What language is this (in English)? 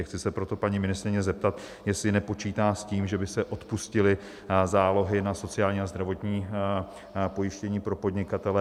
Czech